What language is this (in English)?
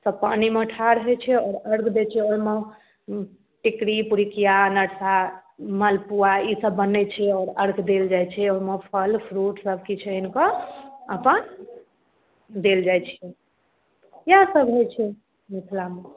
Maithili